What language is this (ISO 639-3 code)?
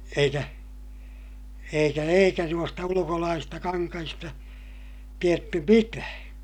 fin